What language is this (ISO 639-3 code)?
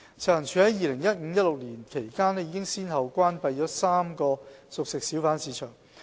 yue